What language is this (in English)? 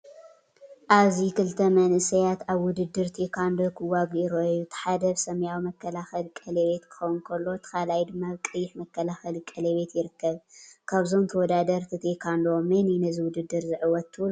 Tigrinya